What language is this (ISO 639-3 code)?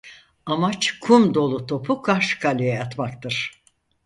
tur